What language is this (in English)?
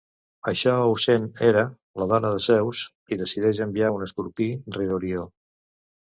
Catalan